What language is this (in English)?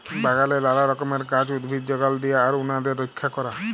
Bangla